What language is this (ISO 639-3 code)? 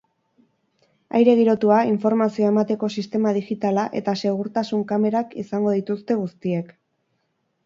eus